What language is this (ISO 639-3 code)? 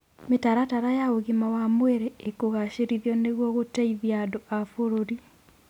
kik